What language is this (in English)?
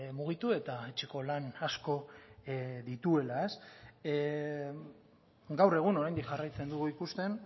Basque